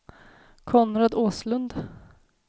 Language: Swedish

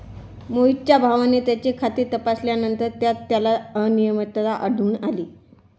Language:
Marathi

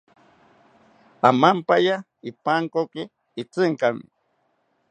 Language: South Ucayali Ashéninka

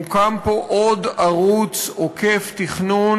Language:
Hebrew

